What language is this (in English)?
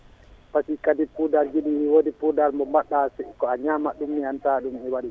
Fula